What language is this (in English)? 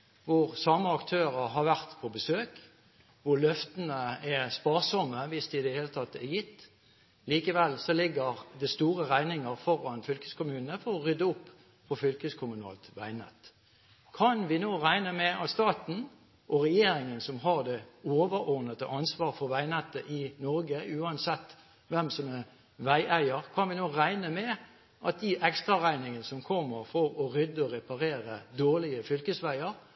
Norwegian